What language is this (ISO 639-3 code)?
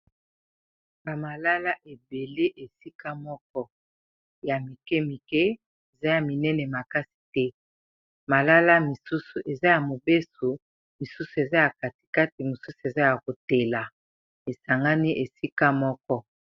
lin